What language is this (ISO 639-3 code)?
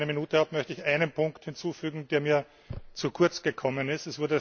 deu